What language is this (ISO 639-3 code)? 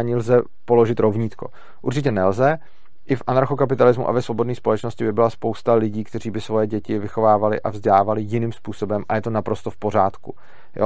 ces